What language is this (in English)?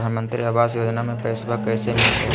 Magahi